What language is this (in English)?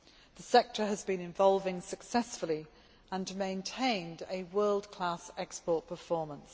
English